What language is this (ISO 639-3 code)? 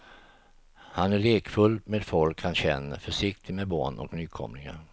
swe